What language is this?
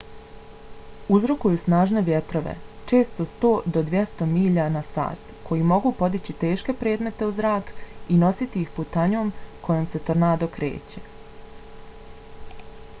Bosnian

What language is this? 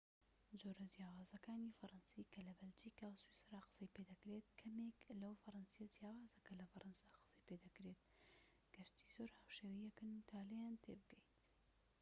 Central Kurdish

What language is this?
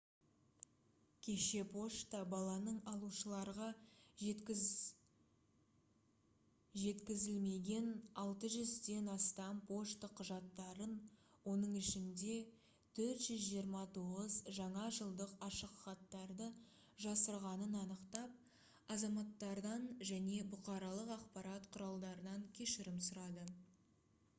Kazakh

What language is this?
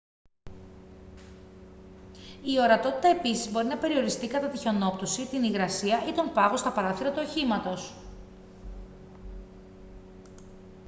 Greek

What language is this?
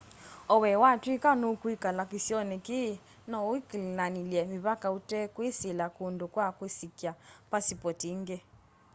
Kamba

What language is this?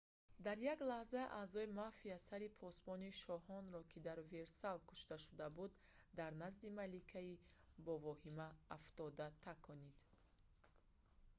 Tajik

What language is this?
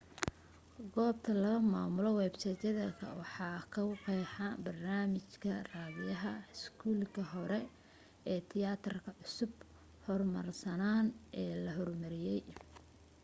Somali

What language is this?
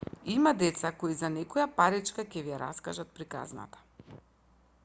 Macedonian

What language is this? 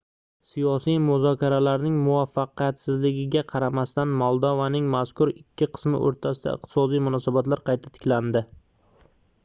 Uzbek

